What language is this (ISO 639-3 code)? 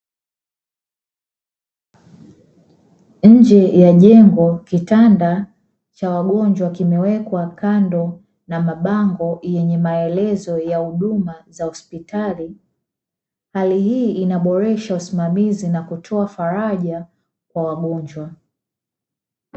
swa